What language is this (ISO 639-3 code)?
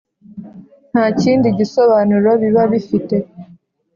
kin